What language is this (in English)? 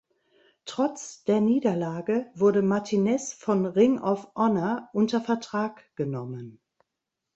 German